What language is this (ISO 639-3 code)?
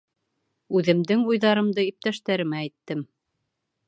bak